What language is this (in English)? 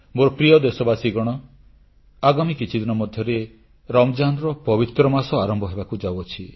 Odia